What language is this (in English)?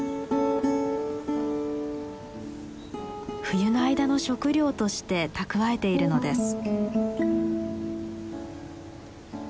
Japanese